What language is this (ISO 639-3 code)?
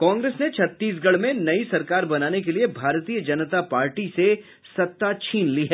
hin